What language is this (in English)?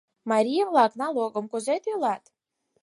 Mari